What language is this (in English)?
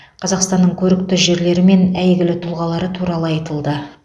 Kazakh